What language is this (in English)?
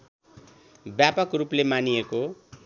Nepali